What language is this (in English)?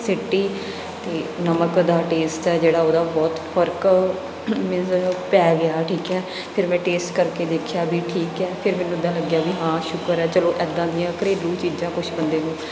Punjabi